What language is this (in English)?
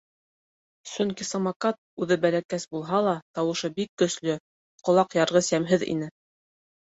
Bashkir